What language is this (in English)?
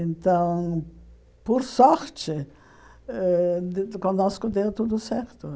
Portuguese